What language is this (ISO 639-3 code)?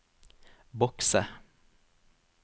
nor